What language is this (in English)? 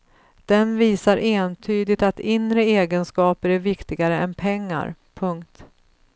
Swedish